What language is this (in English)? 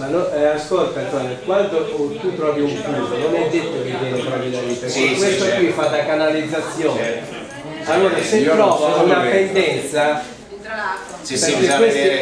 Italian